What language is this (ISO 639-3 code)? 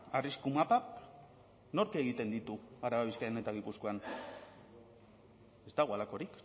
eus